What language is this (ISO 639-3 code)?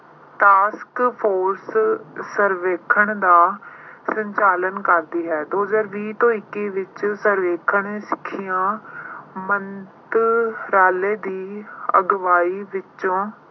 pan